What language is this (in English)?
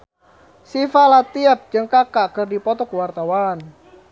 Sundanese